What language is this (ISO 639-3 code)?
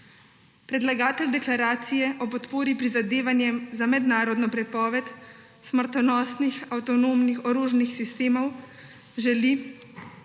slv